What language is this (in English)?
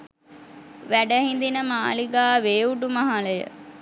Sinhala